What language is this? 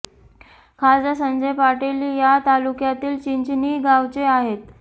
Marathi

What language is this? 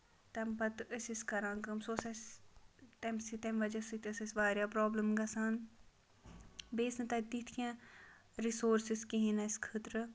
Kashmiri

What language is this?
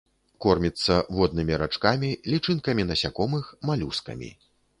Belarusian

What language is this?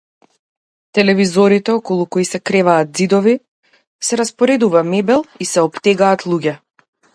Macedonian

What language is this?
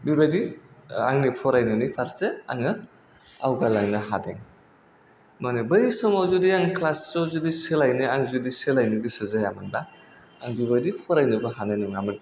Bodo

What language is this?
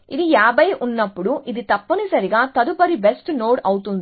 Telugu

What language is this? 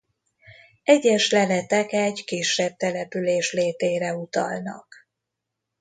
Hungarian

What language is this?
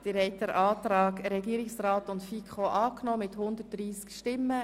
Swiss German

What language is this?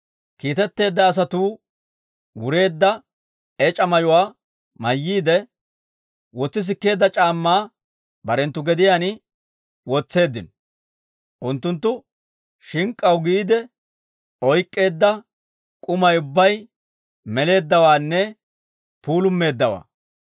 Dawro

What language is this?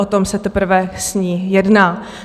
Czech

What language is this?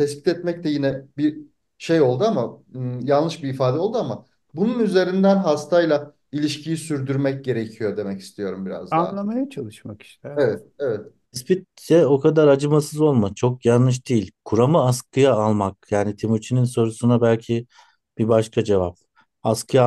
Turkish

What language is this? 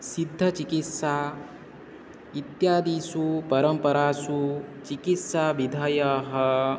Sanskrit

